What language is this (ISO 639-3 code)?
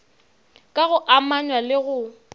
nso